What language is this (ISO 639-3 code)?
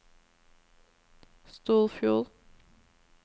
nor